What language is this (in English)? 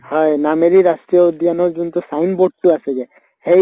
Assamese